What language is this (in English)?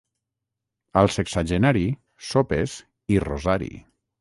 Catalan